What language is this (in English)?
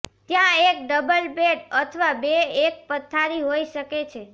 Gujarati